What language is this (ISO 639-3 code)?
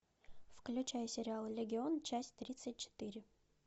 rus